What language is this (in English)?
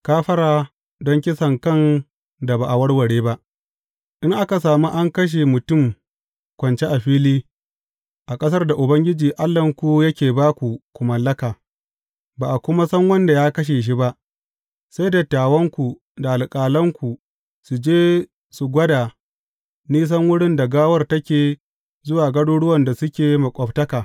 Hausa